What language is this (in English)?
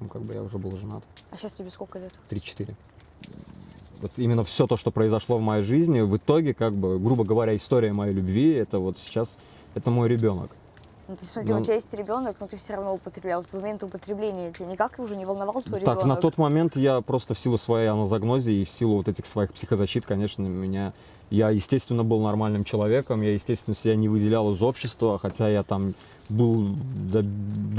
Russian